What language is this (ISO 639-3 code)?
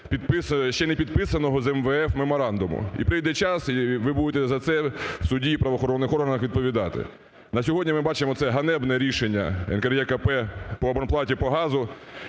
ukr